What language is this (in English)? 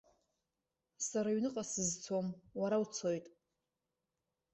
Abkhazian